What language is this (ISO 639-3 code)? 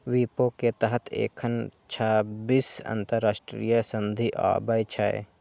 mai